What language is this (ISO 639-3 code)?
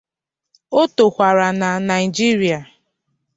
ibo